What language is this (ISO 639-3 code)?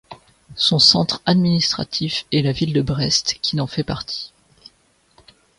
fra